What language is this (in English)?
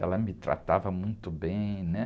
Portuguese